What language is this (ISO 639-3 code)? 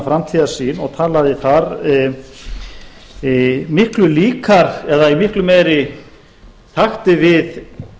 isl